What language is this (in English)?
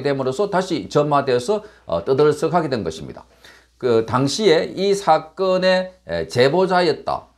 Korean